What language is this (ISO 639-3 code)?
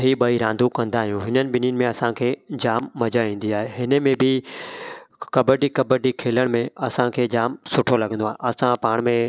snd